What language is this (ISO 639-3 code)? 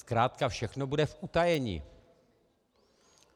ces